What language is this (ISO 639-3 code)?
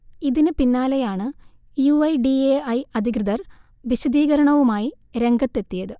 mal